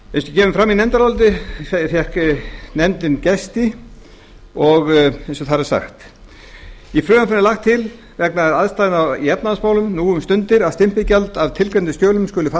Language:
Icelandic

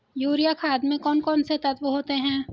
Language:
Hindi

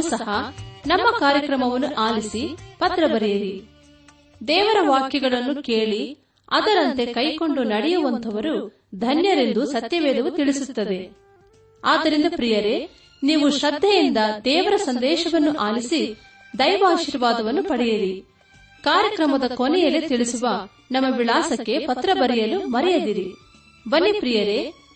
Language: Kannada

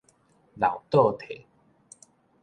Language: Min Nan Chinese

